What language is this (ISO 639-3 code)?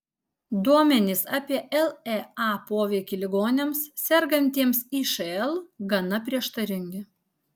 lit